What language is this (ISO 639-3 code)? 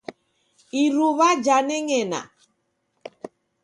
dav